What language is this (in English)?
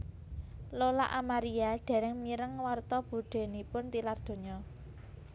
Javanese